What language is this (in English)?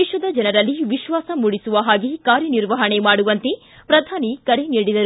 Kannada